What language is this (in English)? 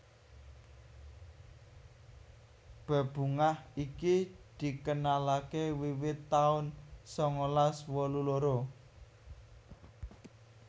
Javanese